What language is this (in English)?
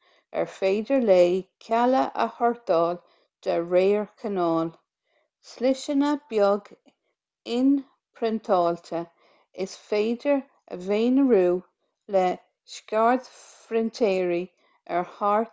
Irish